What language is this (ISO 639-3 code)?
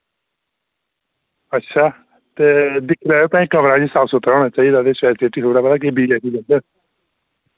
doi